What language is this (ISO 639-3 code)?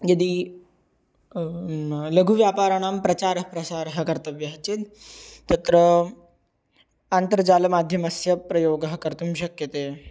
san